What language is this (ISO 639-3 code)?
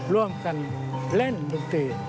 tha